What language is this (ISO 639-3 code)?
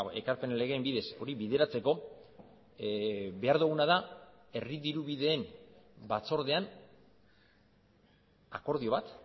eus